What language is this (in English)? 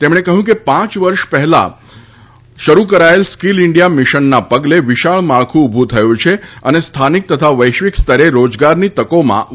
Gujarati